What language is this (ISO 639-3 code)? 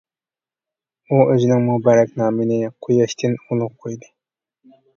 uig